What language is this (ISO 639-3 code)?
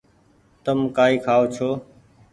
gig